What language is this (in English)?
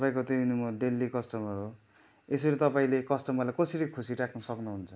Nepali